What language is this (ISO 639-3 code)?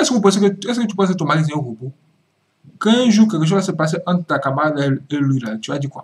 fra